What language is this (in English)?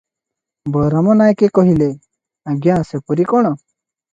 Odia